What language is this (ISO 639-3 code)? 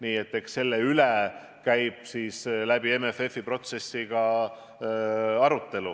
est